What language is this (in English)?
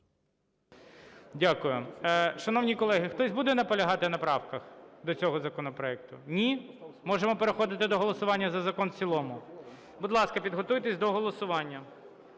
Ukrainian